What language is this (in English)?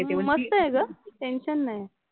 Marathi